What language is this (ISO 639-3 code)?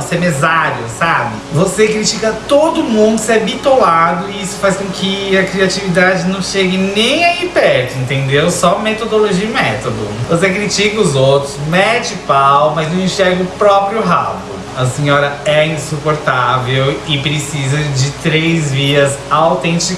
por